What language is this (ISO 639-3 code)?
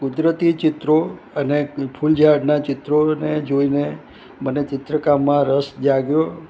guj